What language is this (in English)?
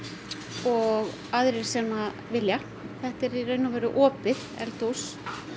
Icelandic